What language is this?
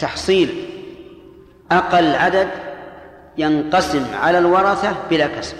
Arabic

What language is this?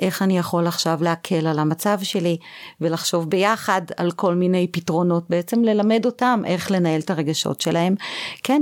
Hebrew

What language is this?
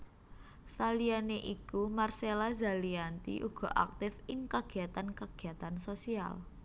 Javanese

